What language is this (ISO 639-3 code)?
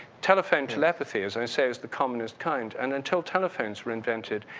eng